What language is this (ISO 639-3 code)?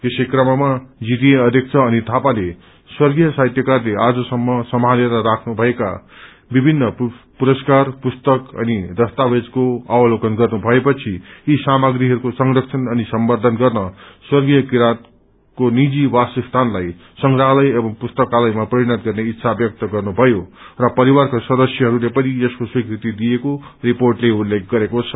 nep